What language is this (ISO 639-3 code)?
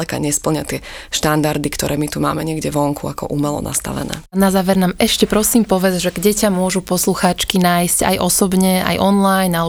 slk